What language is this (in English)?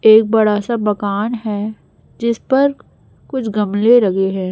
Hindi